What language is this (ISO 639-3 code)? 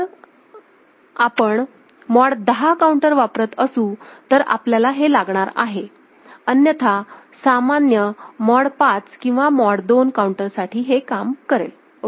mar